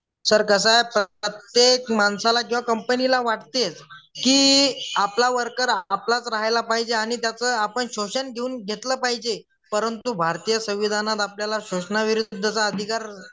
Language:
Marathi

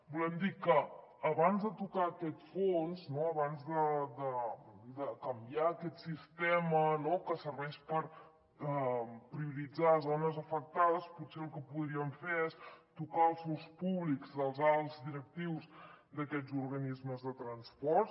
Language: Catalan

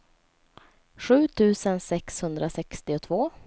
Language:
Swedish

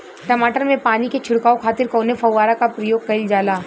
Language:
Bhojpuri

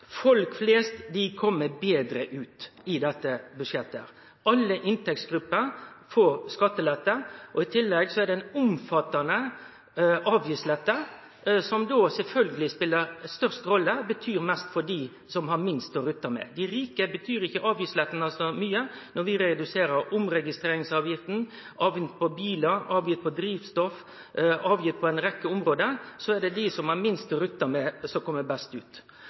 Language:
Norwegian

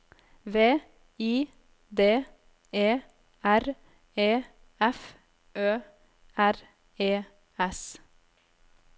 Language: Norwegian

